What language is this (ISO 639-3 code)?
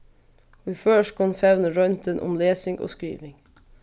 fao